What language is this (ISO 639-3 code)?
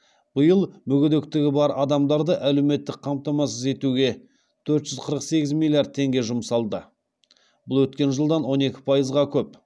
kaz